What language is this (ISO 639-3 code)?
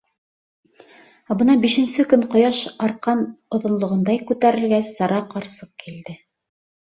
bak